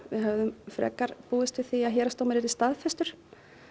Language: Icelandic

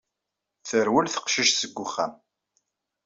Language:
Kabyle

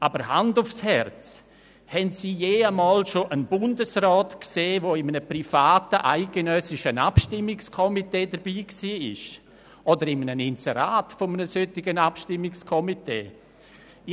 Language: Swiss German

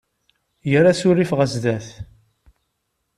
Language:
Kabyle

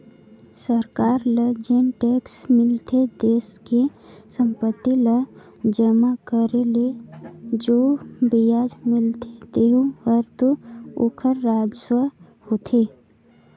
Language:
Chhattisgarhi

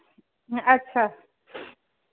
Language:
Hindi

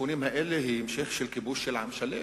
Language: Hebrew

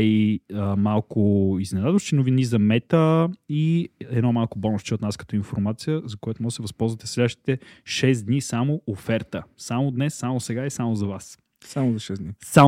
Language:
Bulgarian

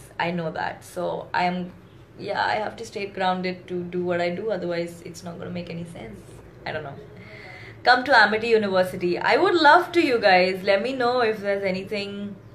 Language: English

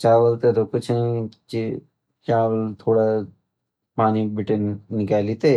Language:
Garhwali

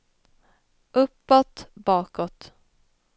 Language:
Swedish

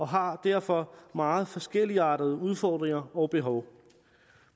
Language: Danish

